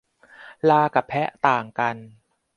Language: Thai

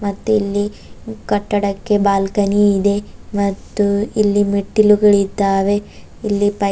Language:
Kannada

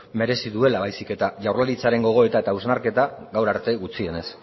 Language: Basque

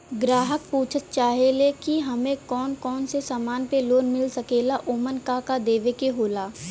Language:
Bhojpuri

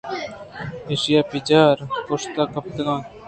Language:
Eastern Balochi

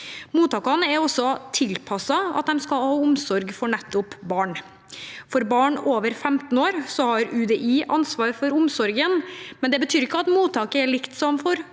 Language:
Norwegian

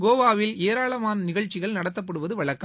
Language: Tamil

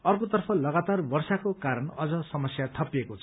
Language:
Nepali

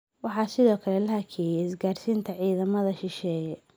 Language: Somali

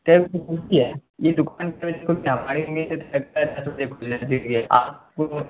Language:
Urdu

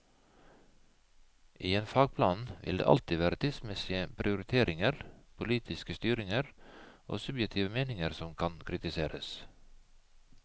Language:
Norwegian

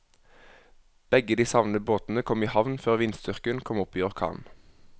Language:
Norwegian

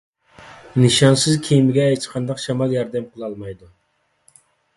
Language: Uyghur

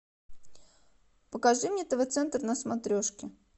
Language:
Russian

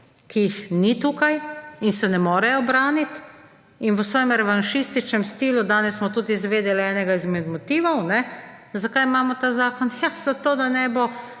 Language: Slovenian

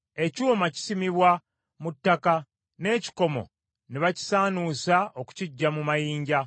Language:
Ganda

